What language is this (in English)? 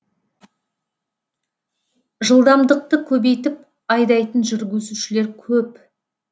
Kazakh